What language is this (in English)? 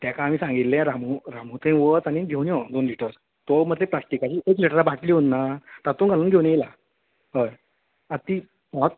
Konkani